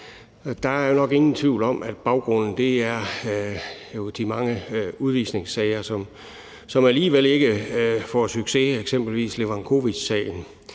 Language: Danish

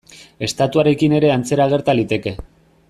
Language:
Basque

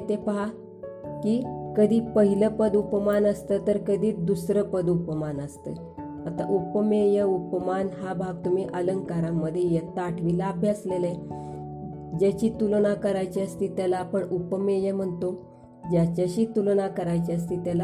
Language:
Marathi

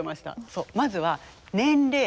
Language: Japanese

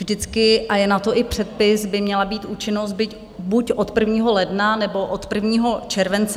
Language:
Czech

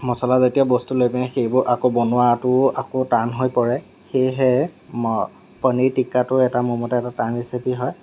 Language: Assamese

